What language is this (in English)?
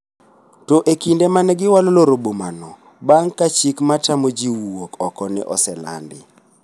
Luo (Kenya and Tanzania)